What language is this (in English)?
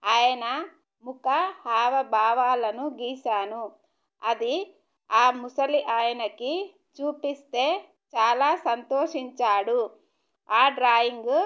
Telugu